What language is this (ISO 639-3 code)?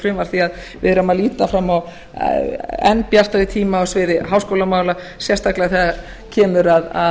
isl